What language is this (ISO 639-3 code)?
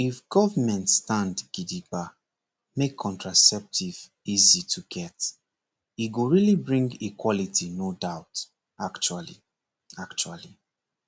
pcm